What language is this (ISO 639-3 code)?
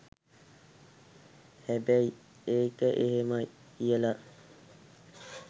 sin